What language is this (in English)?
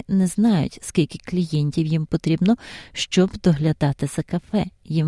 Ukrainian